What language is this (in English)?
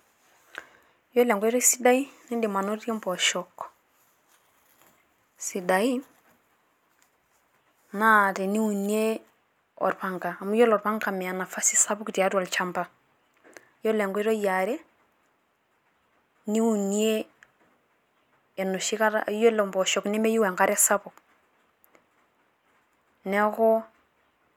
Masai